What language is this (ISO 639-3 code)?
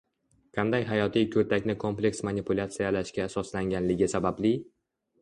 uzb